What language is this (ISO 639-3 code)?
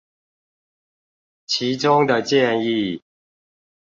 zho